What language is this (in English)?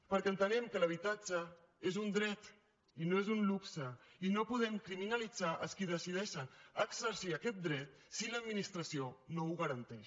Catalan